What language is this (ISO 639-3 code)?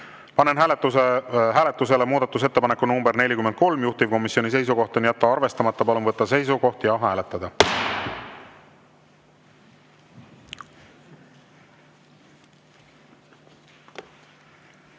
est